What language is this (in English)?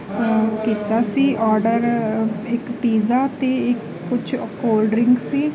Punjabi